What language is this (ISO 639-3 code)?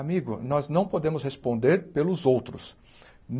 por